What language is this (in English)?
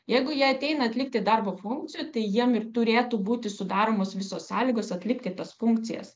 Lithuanian